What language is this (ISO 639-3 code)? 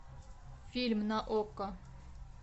rus